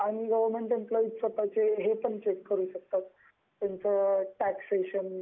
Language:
Marathi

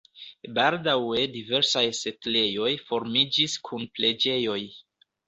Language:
Esperanto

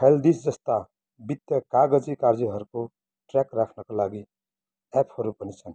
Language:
Nepali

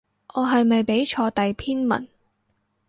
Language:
Cantonese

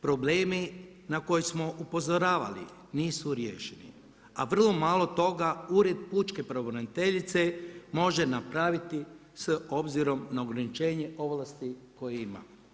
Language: Croatian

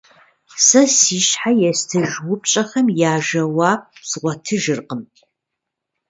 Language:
Kabardian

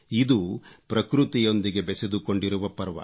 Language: Kannada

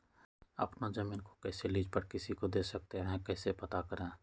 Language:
Magahi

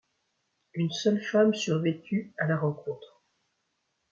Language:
French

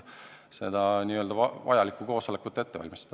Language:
Estonian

